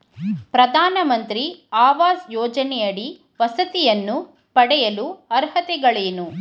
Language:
Kannada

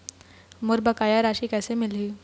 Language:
Chhattisgarhi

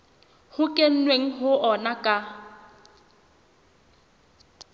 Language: Southern Sotho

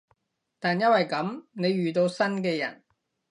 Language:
Cantonese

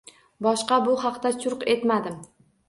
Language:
Uzbek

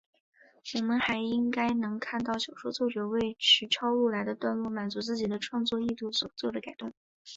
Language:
Chinese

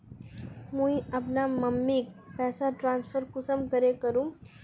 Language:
Magahi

